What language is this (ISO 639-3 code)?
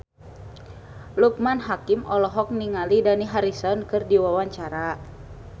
sun